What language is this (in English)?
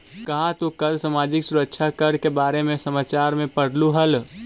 Magahi